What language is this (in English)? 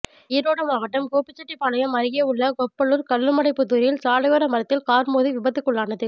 Tamil